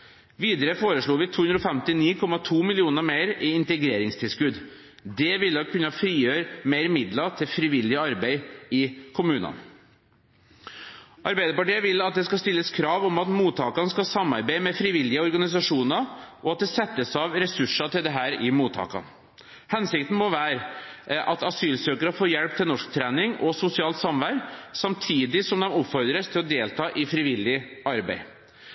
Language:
Norwegian Bokmål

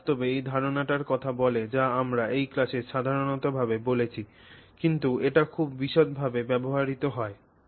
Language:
Bangla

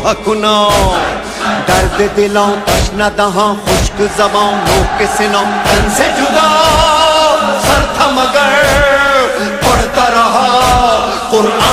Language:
Romanian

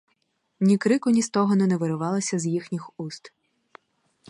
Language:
Ukrainian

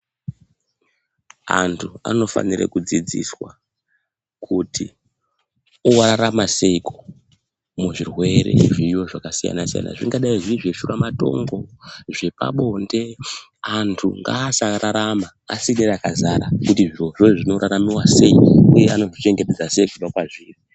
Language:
Ndau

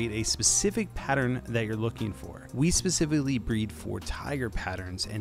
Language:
English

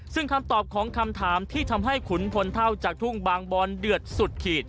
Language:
Thai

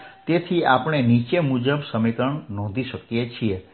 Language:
Gujarati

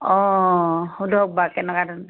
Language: Assamese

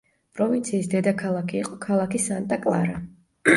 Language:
Georgian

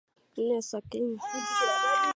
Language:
Swahili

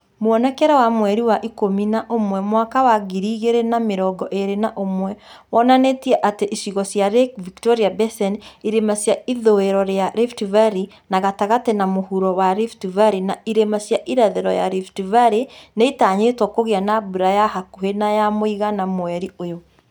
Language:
Kikuyu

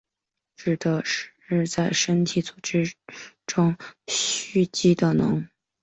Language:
Chinese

